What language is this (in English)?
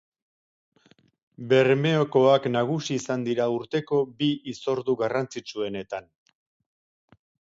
Basque